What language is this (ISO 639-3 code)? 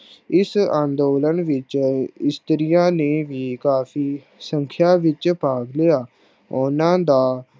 pan